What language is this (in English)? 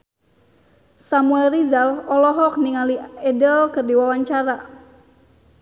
Sundanese